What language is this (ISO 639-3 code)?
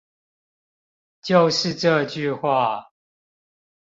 zho